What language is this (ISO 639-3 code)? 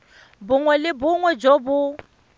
tsn